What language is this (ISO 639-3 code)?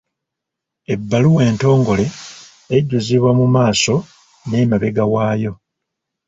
lug